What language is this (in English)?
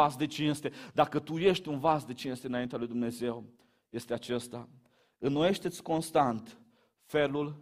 Romanian